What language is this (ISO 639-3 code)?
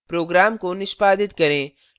hin